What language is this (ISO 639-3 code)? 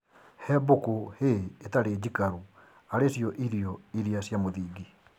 kik